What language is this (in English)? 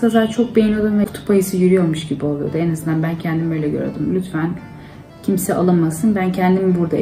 Turkish